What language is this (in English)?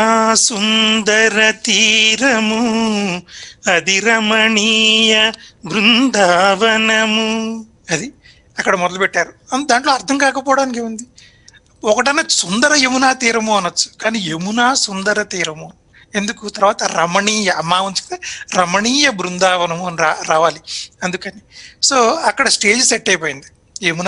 Hindi